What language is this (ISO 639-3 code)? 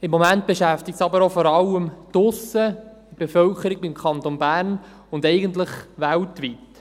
gsw